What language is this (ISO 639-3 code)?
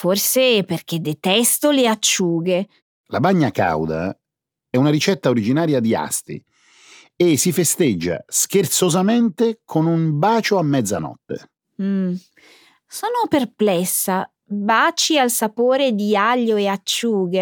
ita